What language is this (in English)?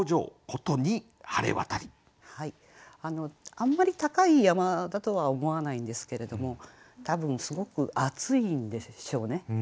Japanese